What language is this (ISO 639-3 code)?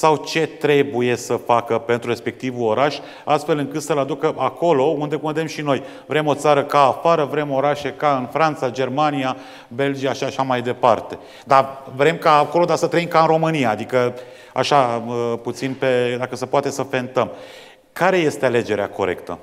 ron